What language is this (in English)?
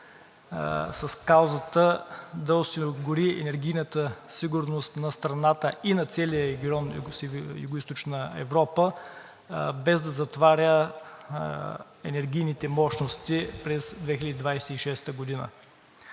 Bulgarian